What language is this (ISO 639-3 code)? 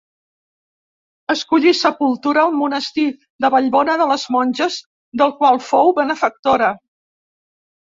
cat